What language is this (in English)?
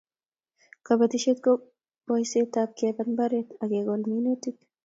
Kalenjin